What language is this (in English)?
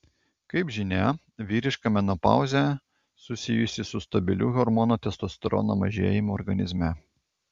Lithuanian